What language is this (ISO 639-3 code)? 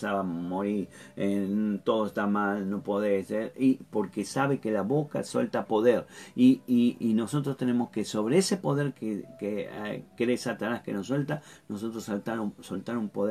spa